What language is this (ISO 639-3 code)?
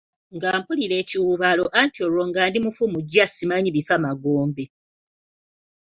lug